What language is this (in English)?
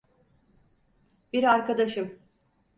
Turkish